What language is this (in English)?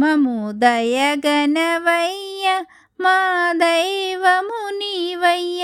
Telugu